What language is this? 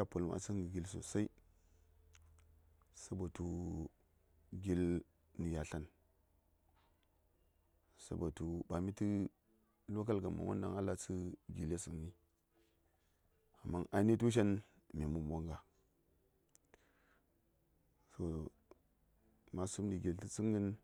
Saya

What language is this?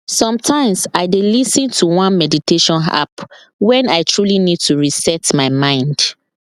Nigerian Pidgin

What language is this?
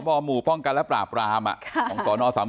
Thai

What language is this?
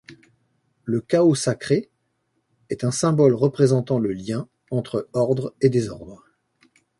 French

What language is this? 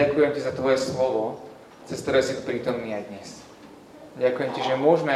Slovak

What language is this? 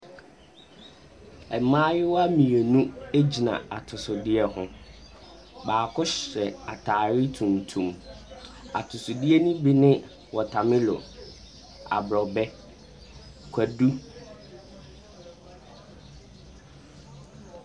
Akan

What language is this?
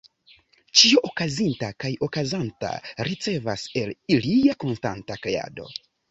Esperanto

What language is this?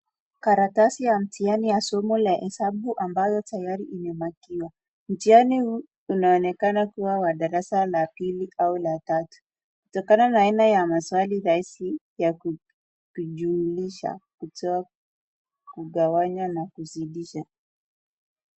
Swahili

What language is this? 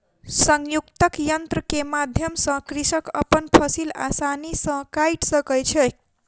Maithili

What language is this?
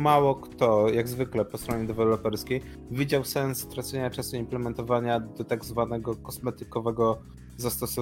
Polish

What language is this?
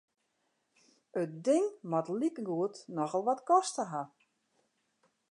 Western Frisian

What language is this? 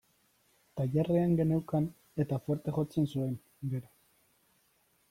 Basque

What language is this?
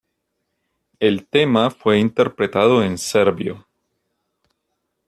Spanish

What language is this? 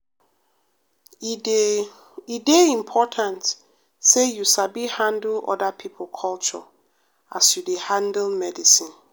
Nigerian Pidgin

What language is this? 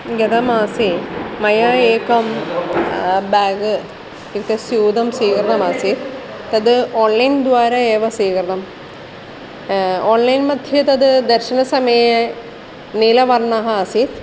Sanskrit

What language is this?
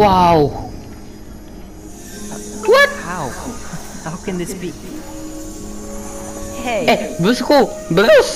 Indonesian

